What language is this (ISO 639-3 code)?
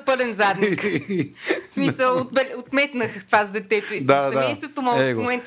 bul